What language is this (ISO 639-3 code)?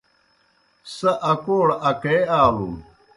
plk